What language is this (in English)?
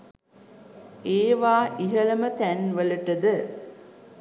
Sinhala